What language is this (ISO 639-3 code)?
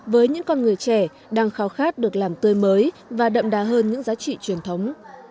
vie